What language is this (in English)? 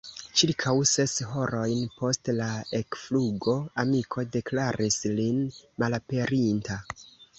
Esperanto